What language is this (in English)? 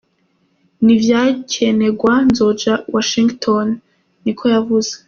Kinyarwanda